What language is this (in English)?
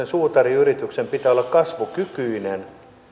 Finnish